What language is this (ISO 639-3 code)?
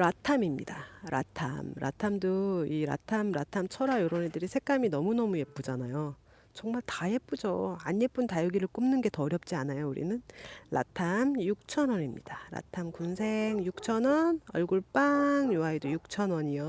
kor